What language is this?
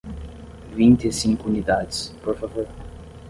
Portuguese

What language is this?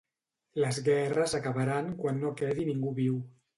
Catalan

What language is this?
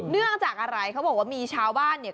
Thai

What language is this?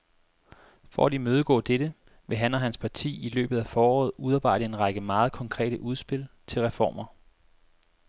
Danish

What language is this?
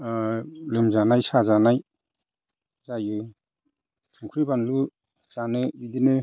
Bodo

